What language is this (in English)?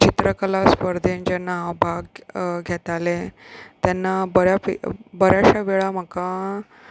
Konkani